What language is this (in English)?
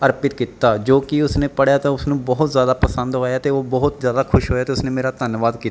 Punjabi